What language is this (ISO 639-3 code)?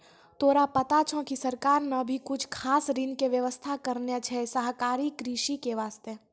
mai